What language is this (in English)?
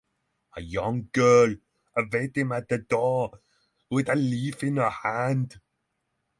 English